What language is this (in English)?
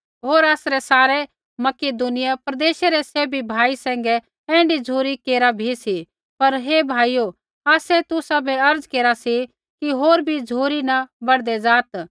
Kullu Pahari